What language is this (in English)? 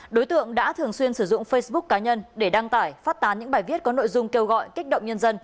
Vietnamese